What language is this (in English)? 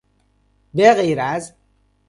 Persian